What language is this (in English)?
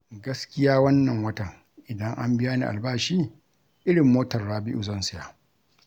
Hausa